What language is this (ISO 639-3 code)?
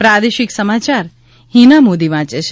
guj